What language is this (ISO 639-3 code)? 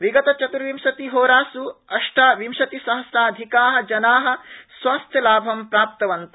san